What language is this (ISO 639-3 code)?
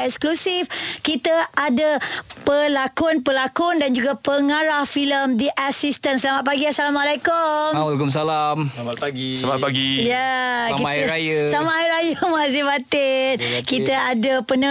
msa